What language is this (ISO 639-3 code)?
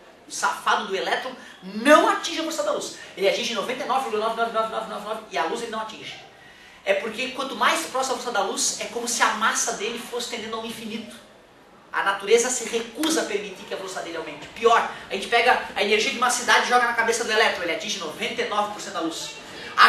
por